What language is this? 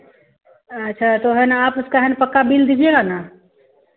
Hindi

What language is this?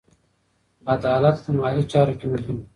Pashto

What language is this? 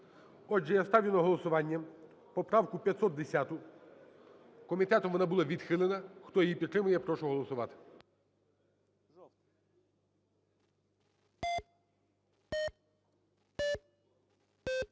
Ukrainian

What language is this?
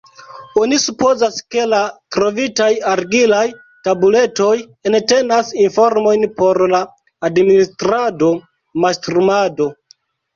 Esperanto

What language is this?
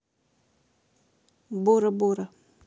Russian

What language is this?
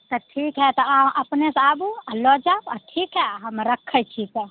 Maithili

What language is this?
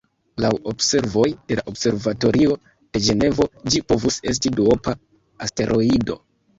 Esperanto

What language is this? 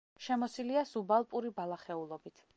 Georgian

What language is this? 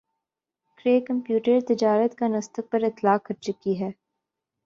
Urdu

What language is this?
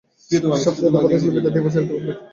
Bangla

